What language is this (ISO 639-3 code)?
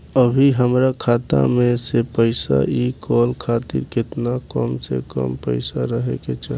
bho